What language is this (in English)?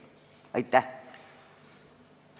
Estonian